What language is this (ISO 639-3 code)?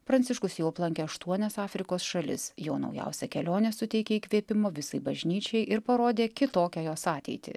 lit